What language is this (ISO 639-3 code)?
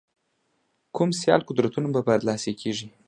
pus